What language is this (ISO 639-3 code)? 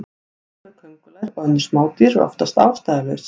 isl